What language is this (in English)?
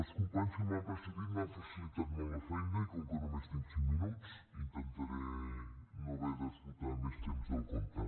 Catalan